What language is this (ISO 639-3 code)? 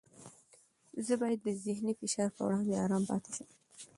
pus